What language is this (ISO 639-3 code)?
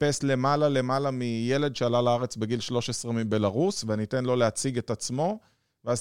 heb